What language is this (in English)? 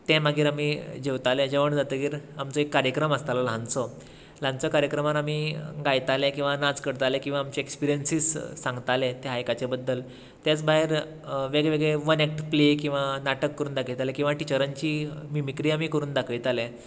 Konkani